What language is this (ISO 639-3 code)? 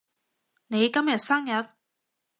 yue